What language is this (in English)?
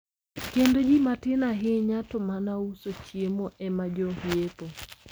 Luo (Kenya and Tanzania)